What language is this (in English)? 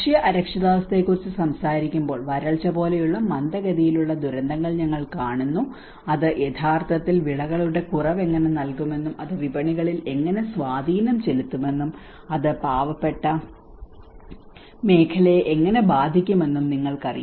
Malayalam